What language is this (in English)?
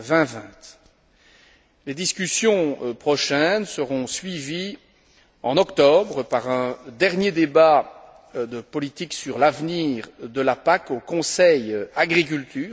French